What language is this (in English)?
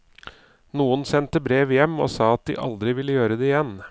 Norwegian